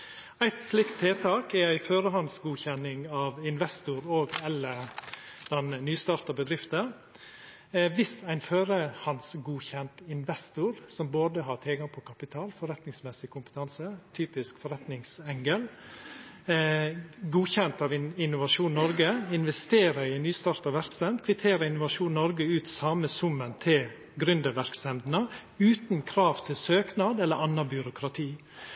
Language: Norwegian Nynorsk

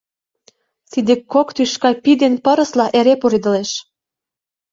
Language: Mari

